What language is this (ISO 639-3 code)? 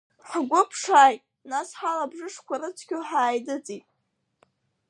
abk